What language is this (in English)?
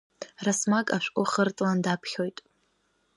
Abkhazian